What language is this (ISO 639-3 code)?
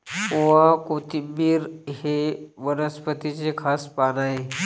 mar